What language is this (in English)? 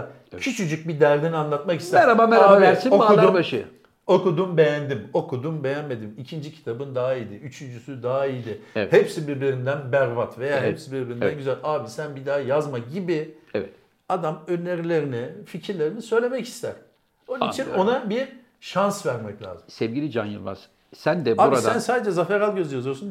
Turkish